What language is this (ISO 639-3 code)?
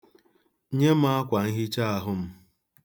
ibo